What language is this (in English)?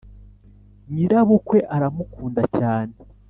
Kinyarwanda